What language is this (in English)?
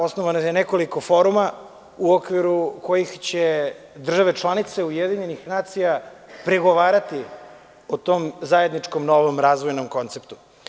Serbian